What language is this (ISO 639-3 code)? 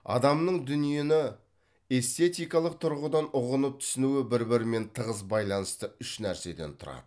kaz